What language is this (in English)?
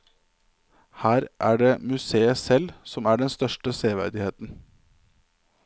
Norwegian